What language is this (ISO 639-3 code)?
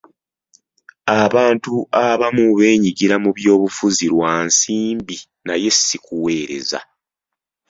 lug